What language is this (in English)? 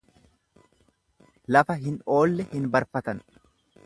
Oromo